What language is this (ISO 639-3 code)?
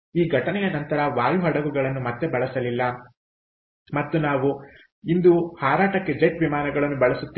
kan